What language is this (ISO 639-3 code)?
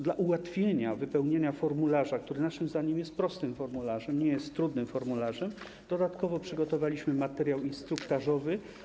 pol